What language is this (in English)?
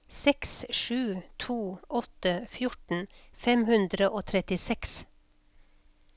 Norwegian